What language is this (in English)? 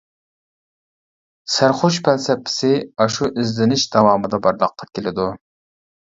Uyghur